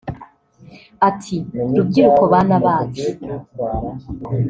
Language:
Kinyarwanda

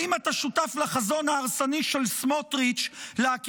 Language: Hebrew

